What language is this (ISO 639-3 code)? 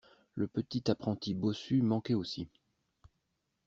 fra